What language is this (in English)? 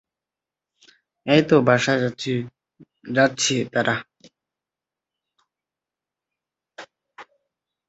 Bangla